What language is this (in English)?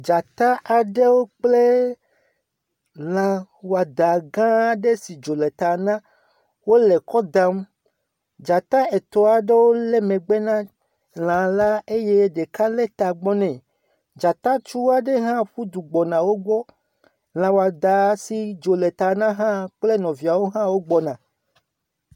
Ewe